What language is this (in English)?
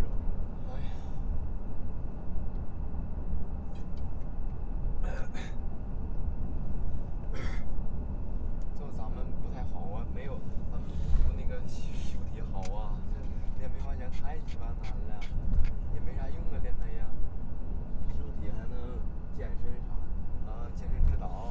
Chinese